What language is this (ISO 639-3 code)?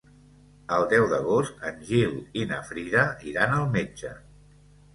cat